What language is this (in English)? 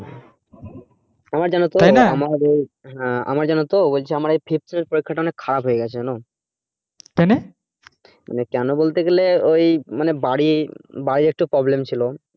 Bangla